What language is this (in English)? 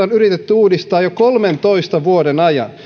Finnish